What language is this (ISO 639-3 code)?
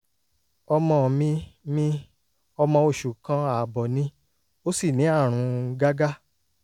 yor